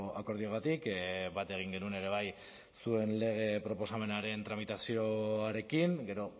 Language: Basque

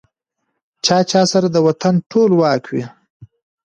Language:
Pashto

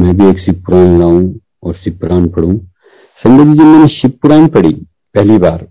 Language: Hindi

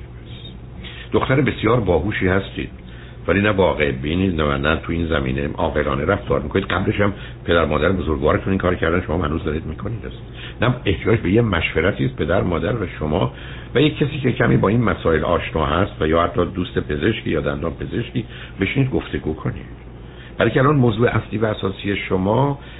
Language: Persian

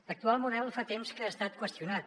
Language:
Catalan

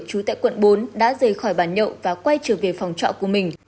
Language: Vietnamese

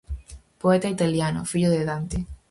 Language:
Galician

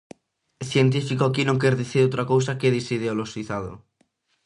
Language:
Galician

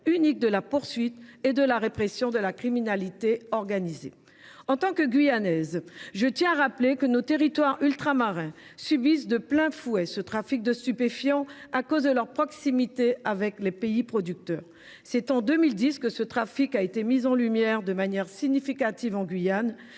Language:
French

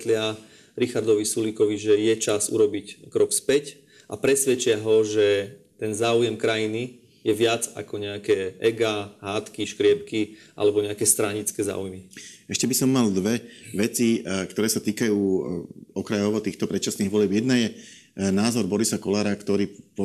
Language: Slovak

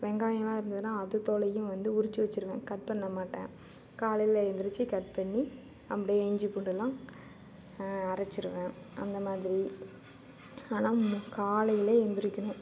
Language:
Tamil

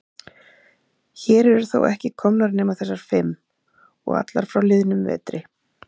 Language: Icelandic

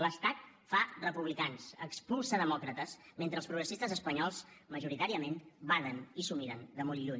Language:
Catalan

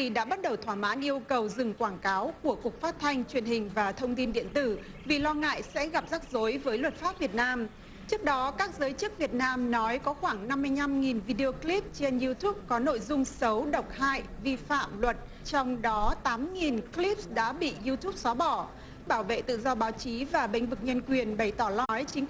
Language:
Vietnamese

